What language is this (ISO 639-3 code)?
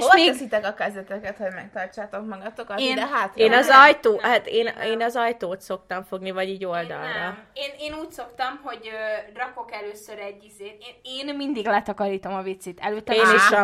hun